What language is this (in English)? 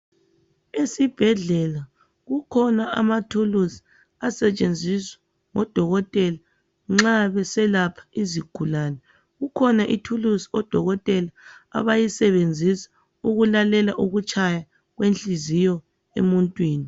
North Ndebele